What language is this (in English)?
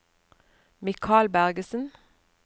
Norwegian